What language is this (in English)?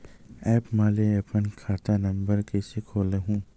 Chhattisgarhi